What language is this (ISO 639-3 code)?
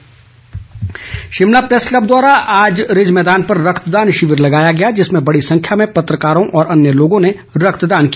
hin